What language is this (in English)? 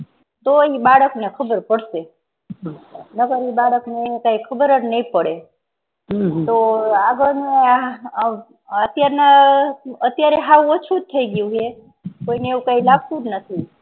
Gujarati